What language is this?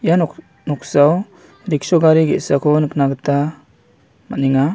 Garo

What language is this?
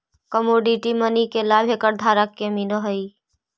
Magahi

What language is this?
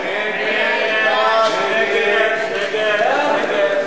Hebrew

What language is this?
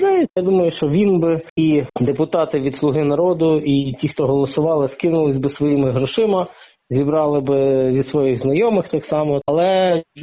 Ukrainian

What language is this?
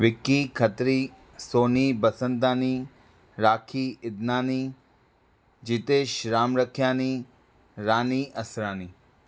Sindhi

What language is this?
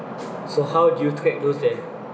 English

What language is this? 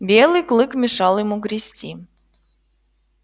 Russian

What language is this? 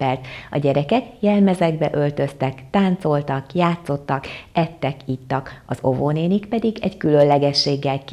Hungarian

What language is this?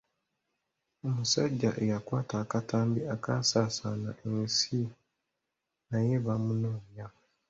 Ganda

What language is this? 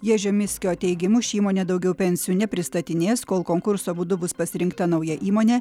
Lithuanian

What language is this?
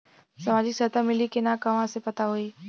Bhojpuri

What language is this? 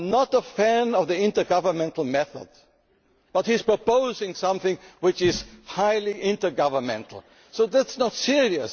English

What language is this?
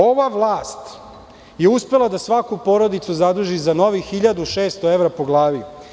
Serbian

